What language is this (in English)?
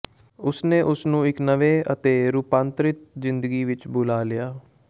Punjabi